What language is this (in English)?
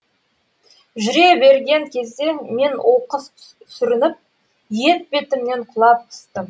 Kazakh